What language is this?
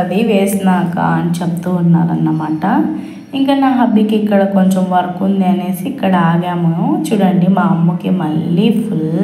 Telugu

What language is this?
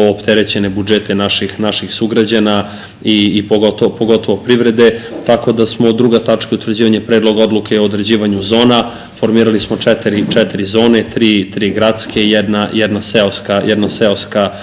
Czech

